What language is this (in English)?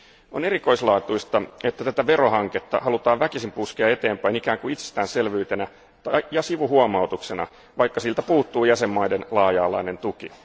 Finnish